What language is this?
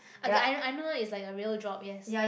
English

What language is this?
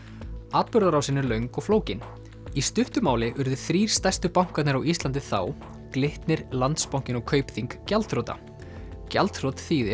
Icelandic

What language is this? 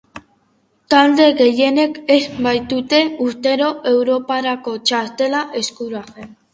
Basque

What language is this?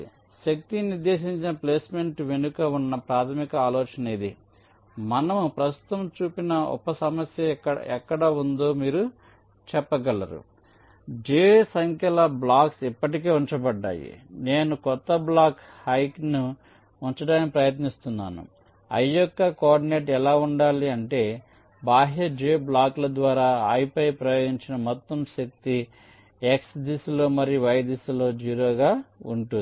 Telugu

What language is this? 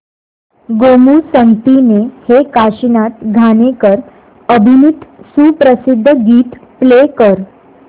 Marathi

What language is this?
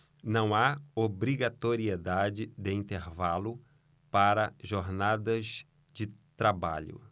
Portuguese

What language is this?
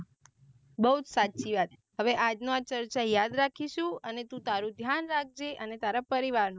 Gujarati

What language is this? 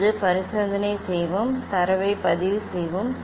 Tamil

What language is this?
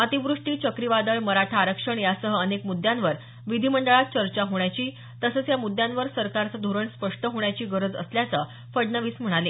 Marathi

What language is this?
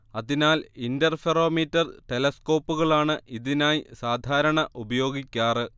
Malayalam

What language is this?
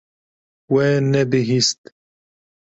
Kurdish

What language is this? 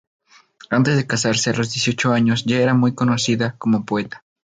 Spanish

